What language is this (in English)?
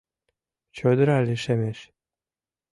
Mari